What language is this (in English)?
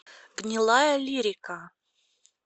Russian